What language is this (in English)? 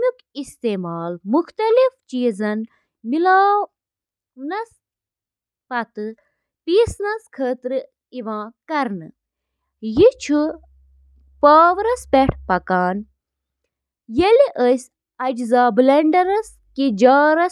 Kashmiri